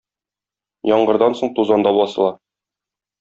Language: Tatar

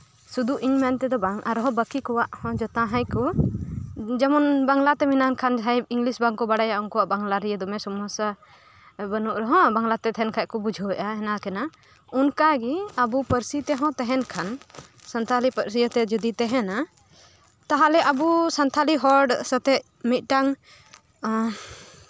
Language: Santali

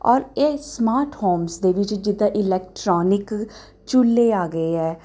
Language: Punjabi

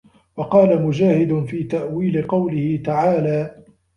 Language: Arabic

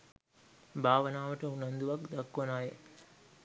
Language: Sinhala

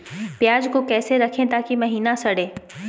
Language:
Magahi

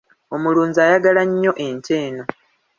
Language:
Ganda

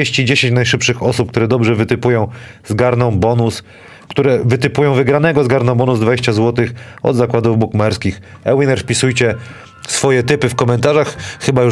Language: Polish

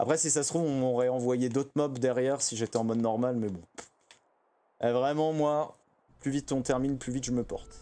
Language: French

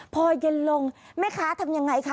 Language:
Thai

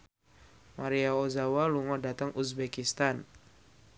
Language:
Javanese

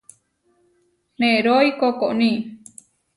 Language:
Huarijio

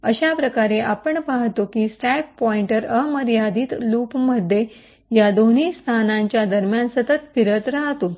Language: Marathi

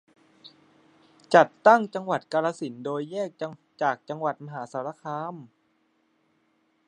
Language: Thai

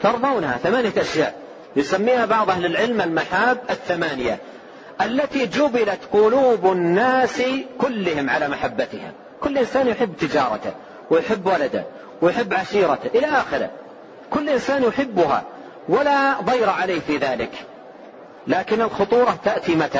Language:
Arabic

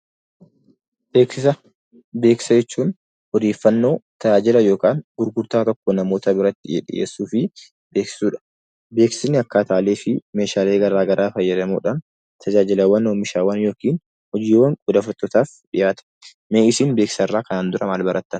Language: Oromo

